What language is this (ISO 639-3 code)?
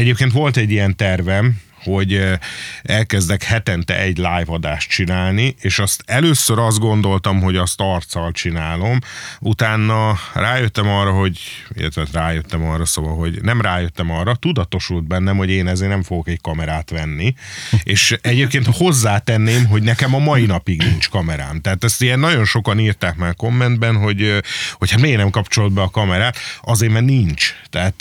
hun